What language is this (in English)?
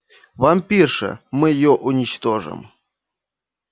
Russian